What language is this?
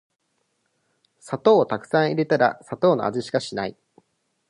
Japanese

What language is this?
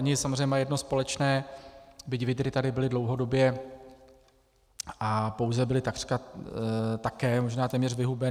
Czech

